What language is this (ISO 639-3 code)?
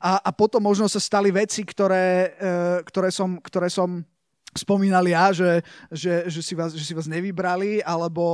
slk